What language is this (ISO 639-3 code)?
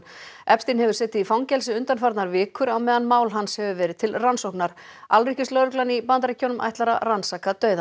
isl